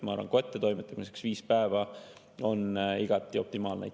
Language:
Estonian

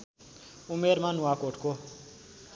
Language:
Nepali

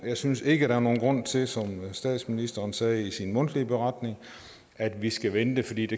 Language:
Danish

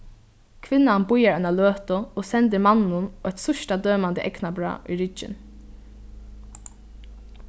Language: Faroese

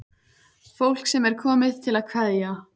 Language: Icelandic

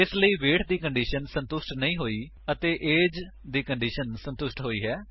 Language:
Punjabi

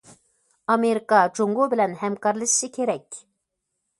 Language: Uyghur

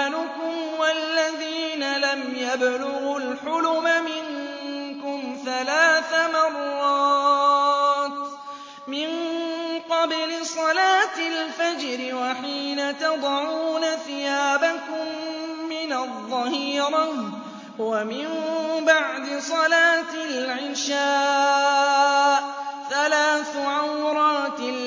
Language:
Arabic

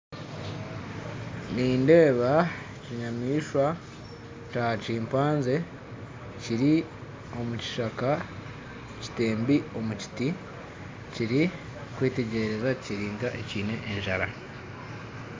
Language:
Nyankole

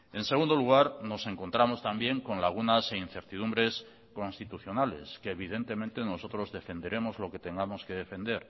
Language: Spanish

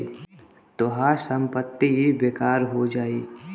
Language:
Bhojpuri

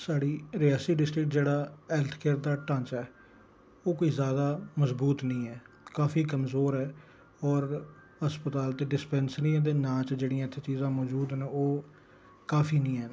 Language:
Dogri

